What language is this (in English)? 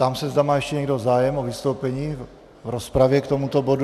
Czech